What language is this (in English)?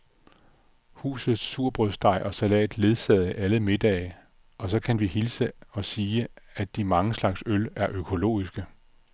Danish